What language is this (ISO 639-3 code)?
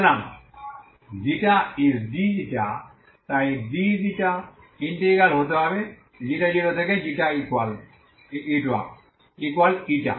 ben